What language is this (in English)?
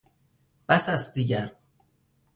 Persian